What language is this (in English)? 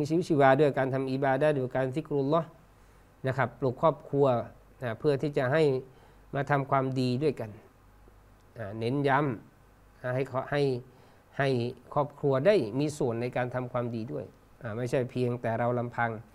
Thai